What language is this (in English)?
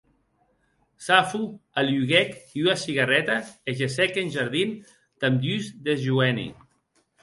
Occitan